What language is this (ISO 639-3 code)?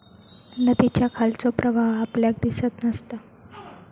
mar